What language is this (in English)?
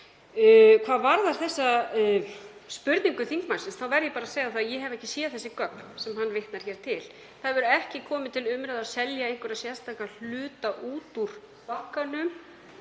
Icelandic